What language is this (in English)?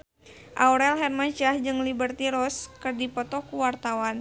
Sundanese